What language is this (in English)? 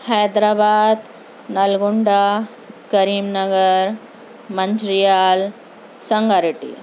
Urdu